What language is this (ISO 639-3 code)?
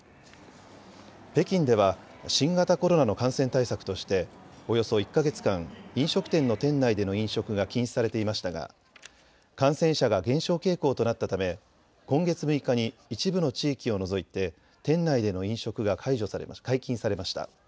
jpn